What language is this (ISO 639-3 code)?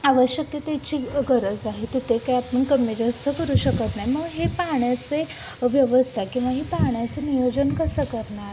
mar